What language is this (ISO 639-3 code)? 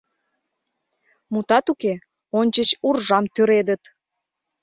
chm